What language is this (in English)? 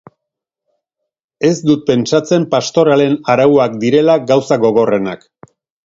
Basque